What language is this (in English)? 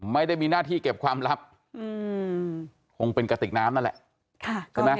Thai